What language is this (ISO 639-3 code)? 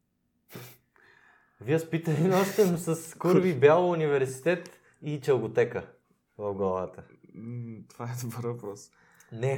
bul